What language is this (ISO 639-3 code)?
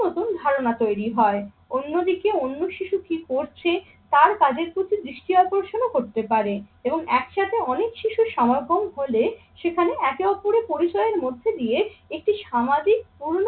ben